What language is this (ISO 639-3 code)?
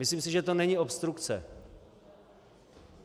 ces